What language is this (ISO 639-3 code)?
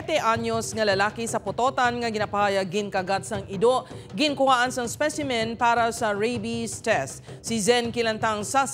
fil